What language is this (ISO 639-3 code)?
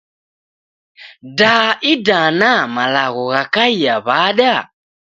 dav